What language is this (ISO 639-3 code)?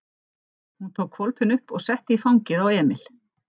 isl